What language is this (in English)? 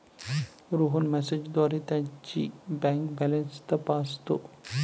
Marathi